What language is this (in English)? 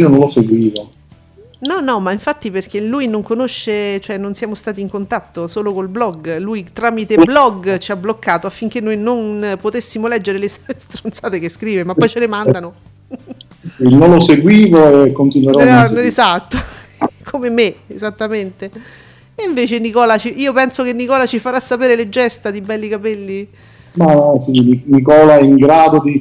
Italian